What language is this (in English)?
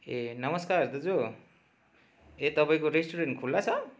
Nepali